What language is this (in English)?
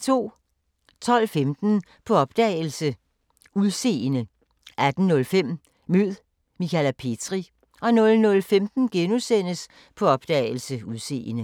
Danish